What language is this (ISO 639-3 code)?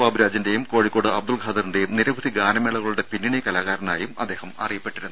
mal